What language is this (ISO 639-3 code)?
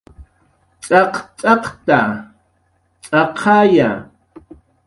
jqr